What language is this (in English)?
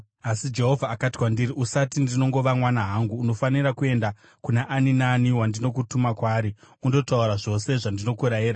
Shona